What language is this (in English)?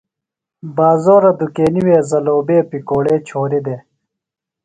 Phalura